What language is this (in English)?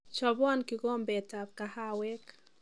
Kalenjin